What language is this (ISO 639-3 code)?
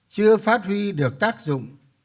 vie